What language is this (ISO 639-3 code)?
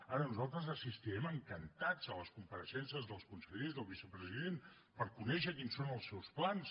cat